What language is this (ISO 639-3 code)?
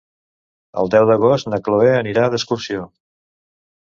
cat